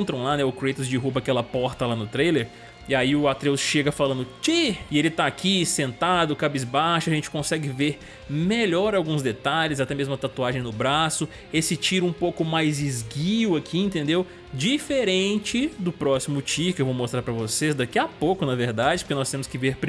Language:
Portuguese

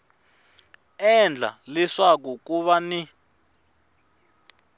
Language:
Tsonga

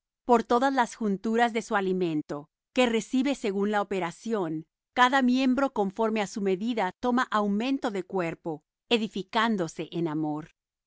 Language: Spanish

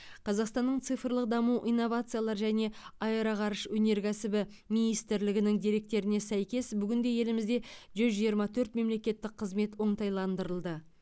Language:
Kazakh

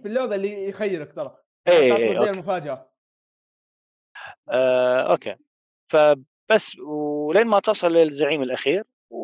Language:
Arabic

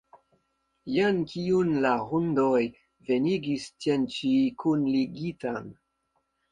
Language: Esperanto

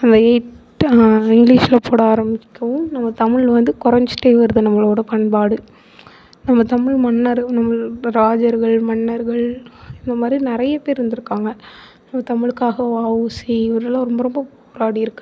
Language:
Tamil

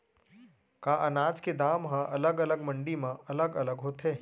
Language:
Chhattisgarhi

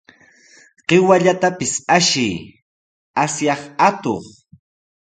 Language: Sihuas Ancash Quechua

